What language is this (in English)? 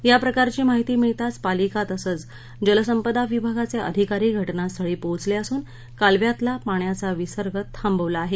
Marathi